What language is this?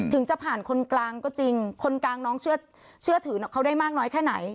Thai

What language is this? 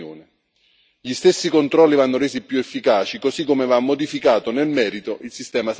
Italian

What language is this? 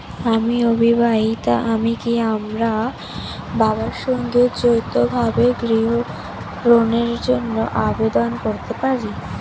Bangla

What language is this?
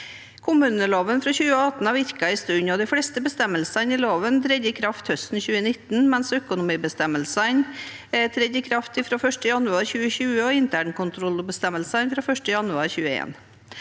Norwegian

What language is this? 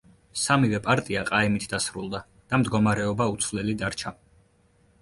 Georgian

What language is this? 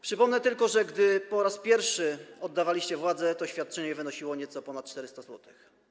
Polish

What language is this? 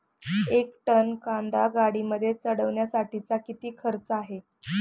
Marathi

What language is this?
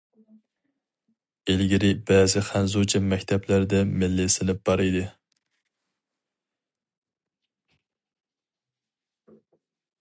Uyghur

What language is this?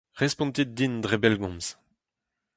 Breton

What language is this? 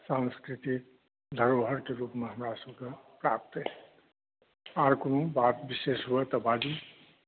Maithili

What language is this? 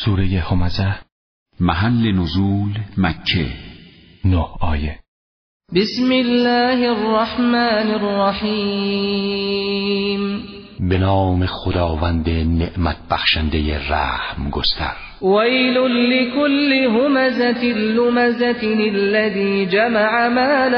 Persian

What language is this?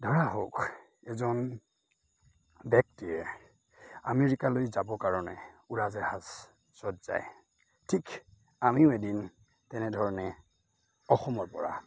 Assamese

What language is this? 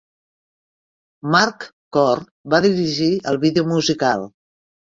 Catalan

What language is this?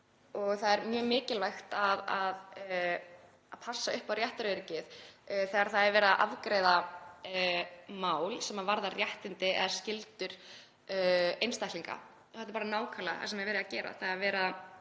Icelandic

